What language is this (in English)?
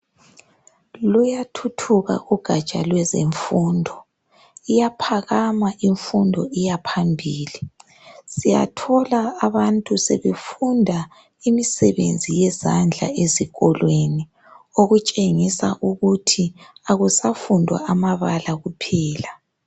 North Ndebele